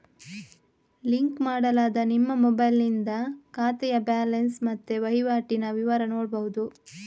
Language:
Kannada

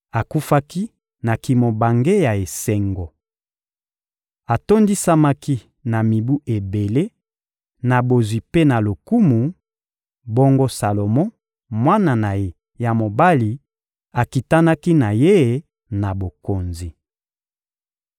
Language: Lingala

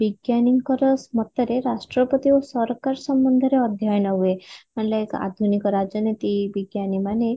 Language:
Odia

